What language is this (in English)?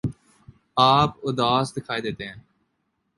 Urdu